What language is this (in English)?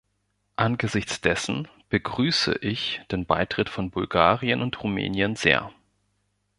German